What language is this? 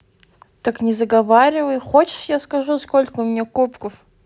Russian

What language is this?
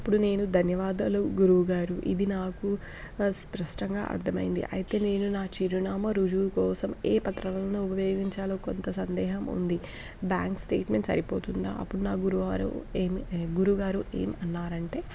Telugu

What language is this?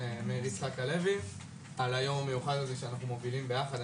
Hebrew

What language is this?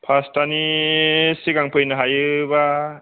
Bodo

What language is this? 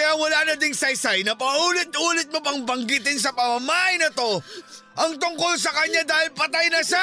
Filipino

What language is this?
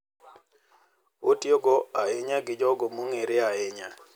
Luo (Kenya and Tanzania)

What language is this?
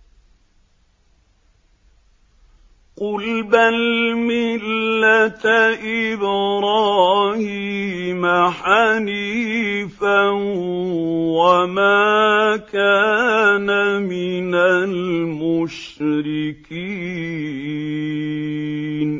Arabic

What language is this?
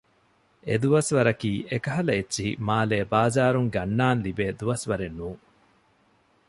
Divehi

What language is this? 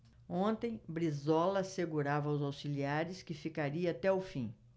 Portuguese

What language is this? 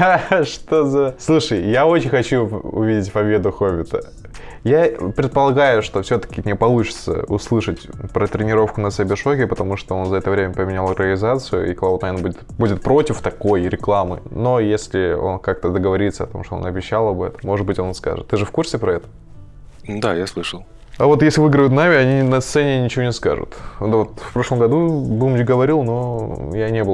Russian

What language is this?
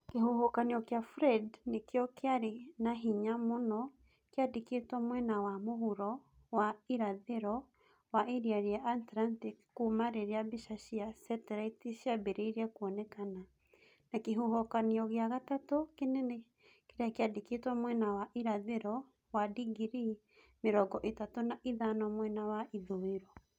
Kikuyu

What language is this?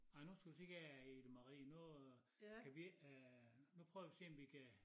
Danish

